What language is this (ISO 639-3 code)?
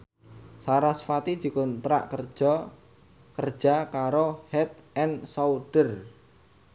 jav